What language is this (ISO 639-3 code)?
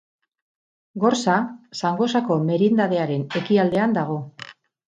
eus